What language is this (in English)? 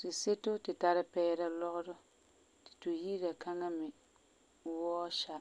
Frafra